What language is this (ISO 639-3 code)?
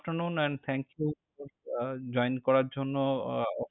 ben